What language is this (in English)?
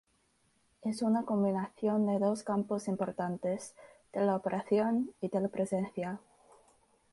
Spanish